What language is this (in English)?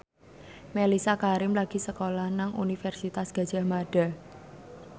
Javanese